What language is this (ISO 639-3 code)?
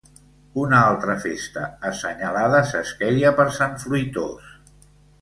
cat